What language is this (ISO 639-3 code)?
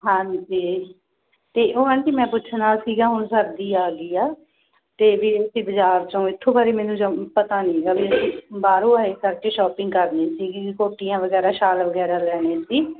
pan